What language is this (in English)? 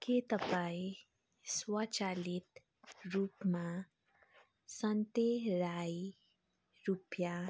Nepali